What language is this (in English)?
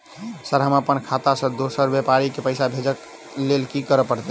Maithili